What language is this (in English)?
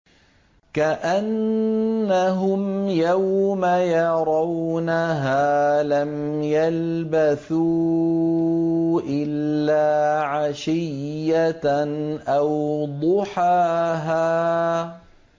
Arabic